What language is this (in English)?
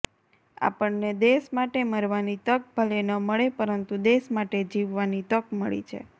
Gujarati